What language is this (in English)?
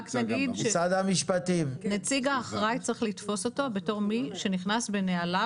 Hebrew